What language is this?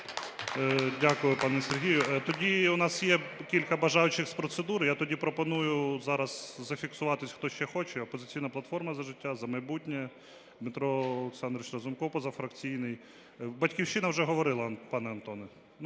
Ukrainian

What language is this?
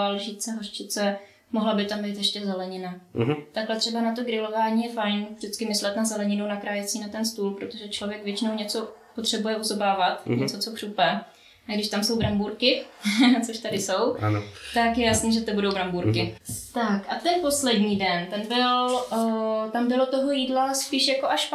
Czech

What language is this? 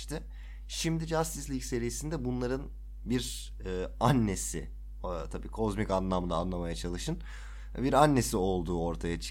Turkish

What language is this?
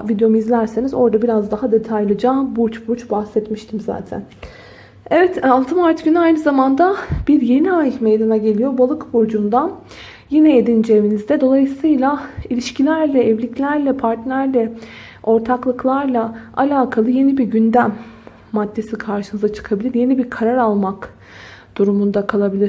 Turkish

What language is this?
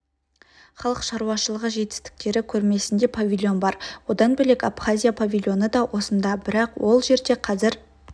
Kazakh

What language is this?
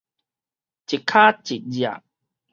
Min Nan Chinese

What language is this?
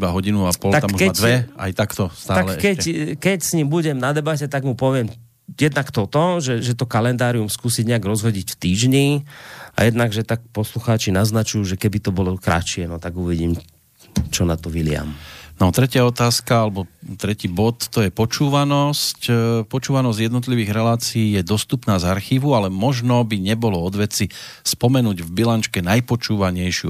Slovak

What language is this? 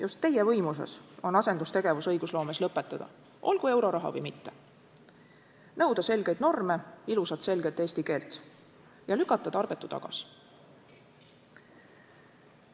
Estonian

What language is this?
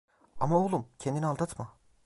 Turkish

